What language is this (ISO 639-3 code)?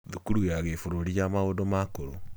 kik